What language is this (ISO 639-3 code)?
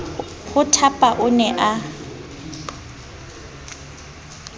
sot